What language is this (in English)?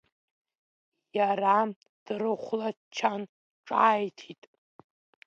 Abkhazian